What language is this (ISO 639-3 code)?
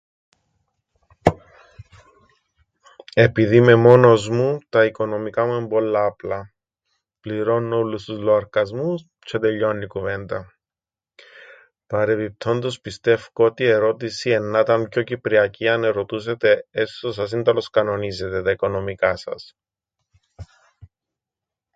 ell